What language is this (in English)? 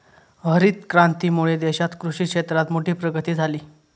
Marathi